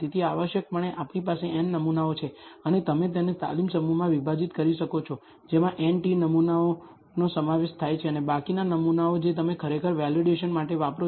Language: Gujarati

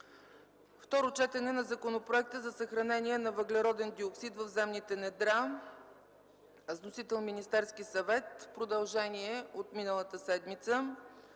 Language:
Bulgarian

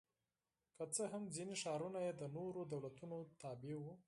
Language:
Pashto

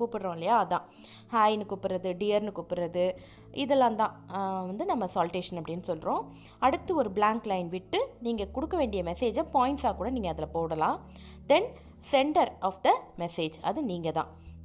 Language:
Tamil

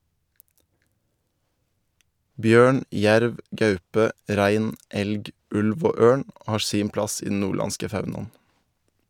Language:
Norwegian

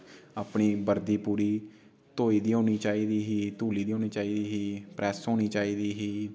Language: Dogri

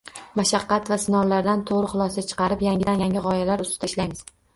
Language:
Uzbek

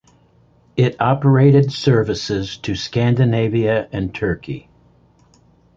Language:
English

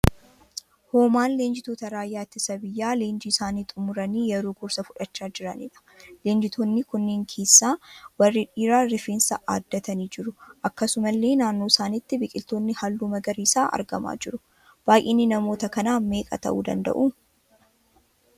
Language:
Oromo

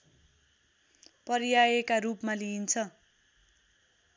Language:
Nepali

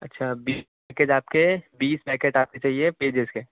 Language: Urdu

